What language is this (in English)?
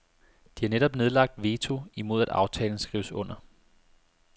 Danish